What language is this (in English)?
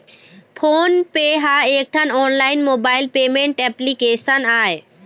Chhattisgarhi